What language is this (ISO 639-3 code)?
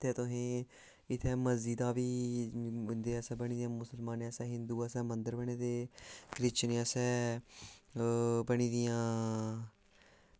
doi